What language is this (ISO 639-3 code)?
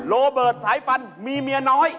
tha